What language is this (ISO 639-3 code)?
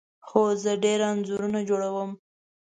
pus